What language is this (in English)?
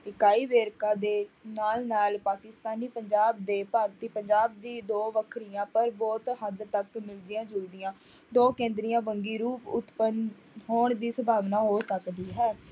Punjabi